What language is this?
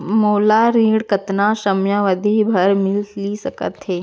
Chhattisgarhi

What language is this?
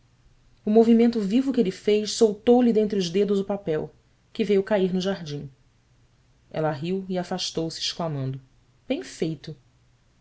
Portuguese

